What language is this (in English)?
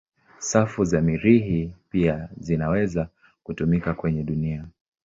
Swahili